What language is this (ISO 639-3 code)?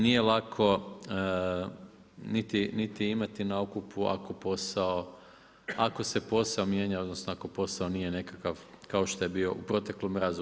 hrv